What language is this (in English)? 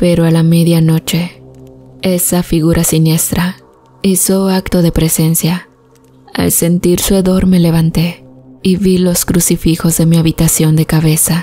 Spanish